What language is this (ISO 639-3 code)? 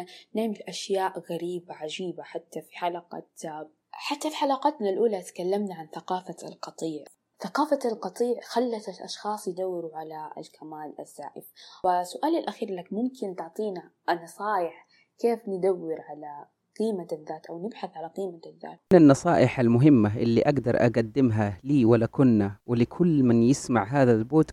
ara